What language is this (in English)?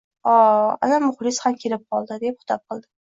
Uzbek